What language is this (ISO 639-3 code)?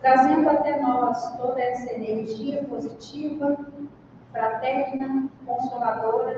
por